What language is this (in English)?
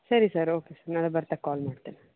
Kannada